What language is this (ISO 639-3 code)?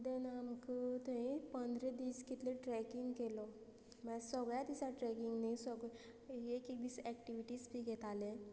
kok